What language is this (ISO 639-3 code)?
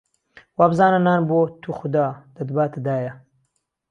ckb